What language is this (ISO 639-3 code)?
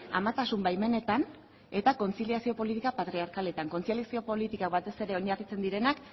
eus